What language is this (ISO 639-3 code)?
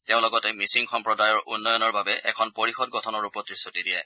asm